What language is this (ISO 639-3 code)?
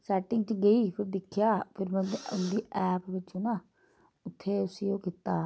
doi